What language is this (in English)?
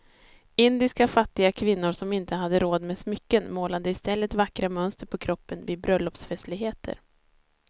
Swedish